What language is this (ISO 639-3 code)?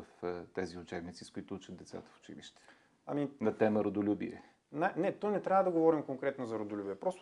bul